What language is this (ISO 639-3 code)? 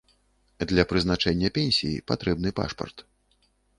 bel